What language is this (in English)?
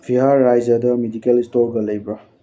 Manipuri